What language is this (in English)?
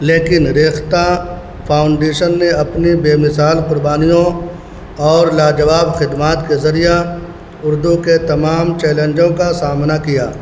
Urdu